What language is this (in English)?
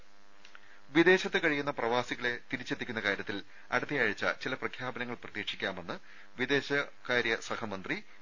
Malayalam